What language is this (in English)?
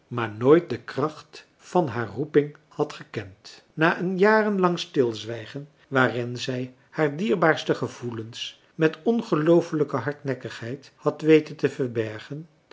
Dutch